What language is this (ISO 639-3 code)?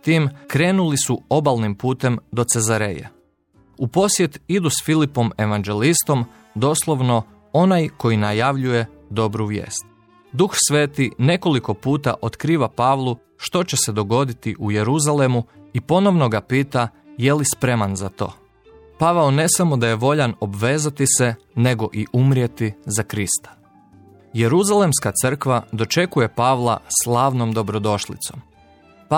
hrv